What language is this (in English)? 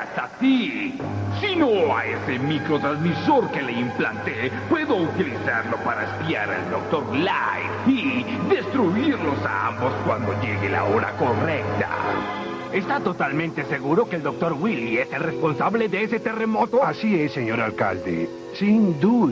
Spanish